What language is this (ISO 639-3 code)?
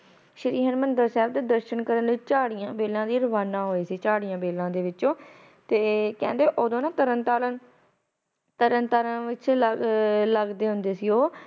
pan